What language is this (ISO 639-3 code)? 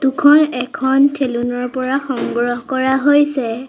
asm